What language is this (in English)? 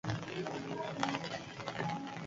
Basque